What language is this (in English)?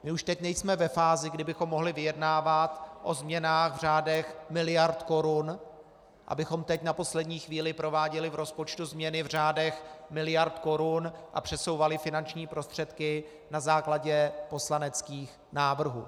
Czech